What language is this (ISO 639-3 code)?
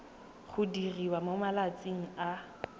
tsn